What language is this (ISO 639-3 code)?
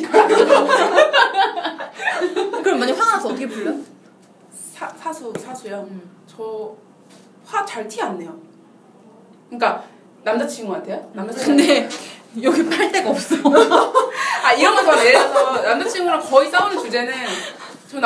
kor